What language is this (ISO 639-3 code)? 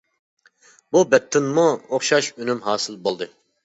uig